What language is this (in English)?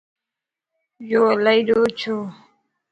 Lasi